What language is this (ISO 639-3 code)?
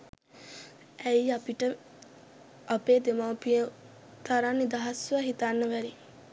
sin